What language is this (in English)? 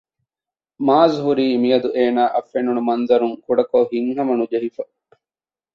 Divehi